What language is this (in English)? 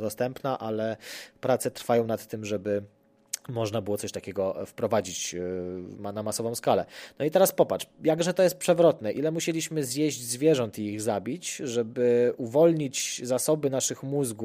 Polish